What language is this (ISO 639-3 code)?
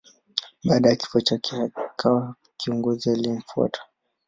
swa